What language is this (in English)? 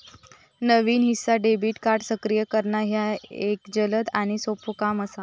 Marathi